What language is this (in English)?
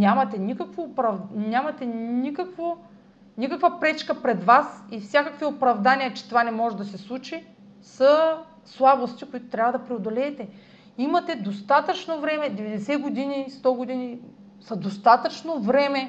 Bulgarian